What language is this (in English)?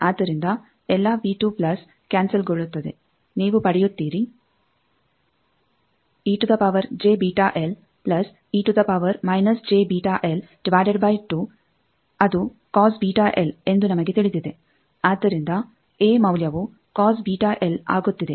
Kannada